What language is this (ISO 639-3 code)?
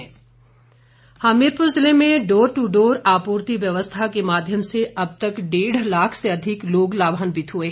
hin